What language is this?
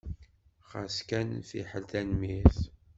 Kabyle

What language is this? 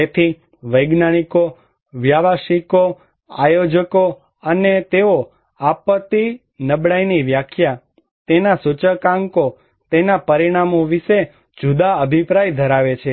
Gujarati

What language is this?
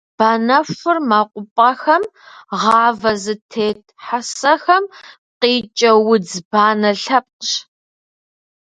Kabardian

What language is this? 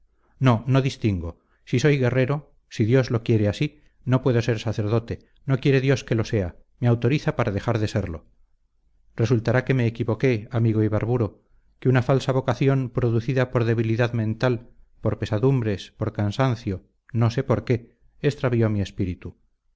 Spanish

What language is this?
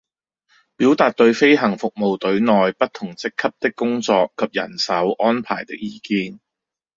Cantonese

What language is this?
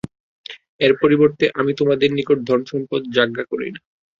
Bangla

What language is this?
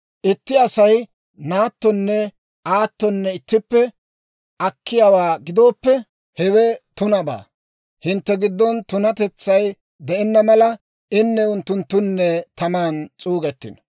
Dawro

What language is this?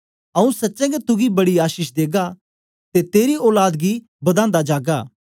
Dogri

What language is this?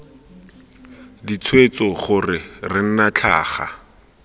Tswana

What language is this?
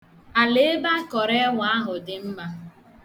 Igbo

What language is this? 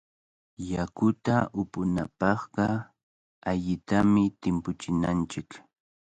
Cajatambo North Lima Quechua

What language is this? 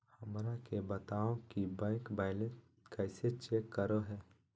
Magahi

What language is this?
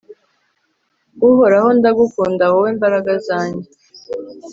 Kinyarwanda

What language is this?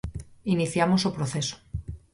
Galician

